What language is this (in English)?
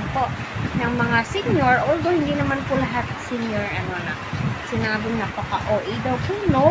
Filipino